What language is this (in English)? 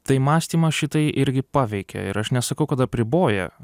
Lithuanian